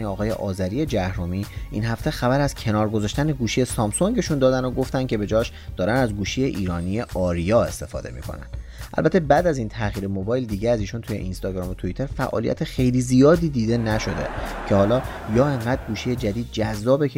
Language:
Persian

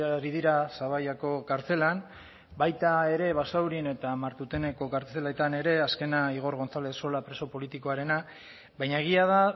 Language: Basque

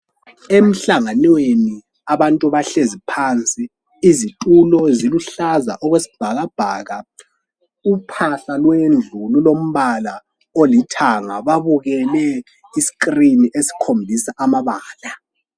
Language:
North Ndebele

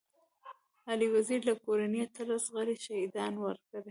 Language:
Pashto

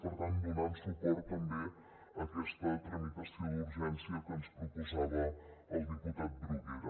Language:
Catalan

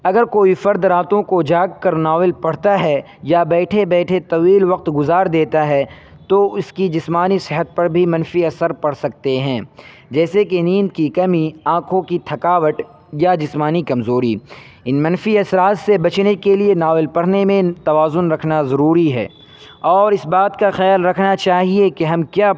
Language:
Urdu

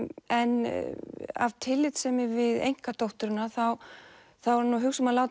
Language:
Icelandic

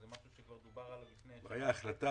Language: Hebrew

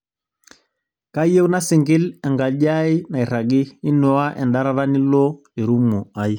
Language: Masai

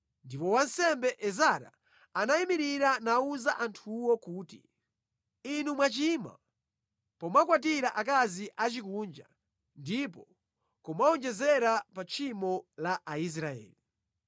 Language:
Nyanja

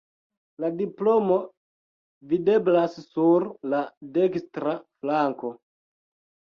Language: Esperanto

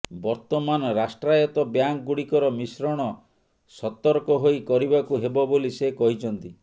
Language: Odia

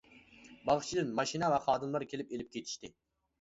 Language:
Uyghur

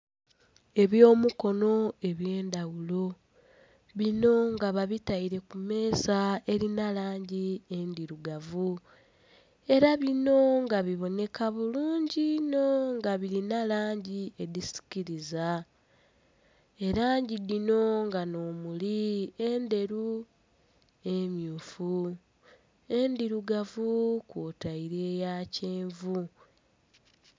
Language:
Soga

